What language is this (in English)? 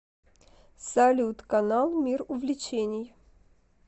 Russian